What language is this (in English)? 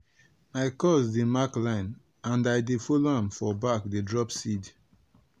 Nigerian Pidgin